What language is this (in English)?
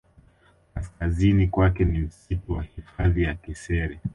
Swahili